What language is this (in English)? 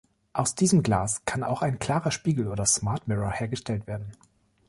German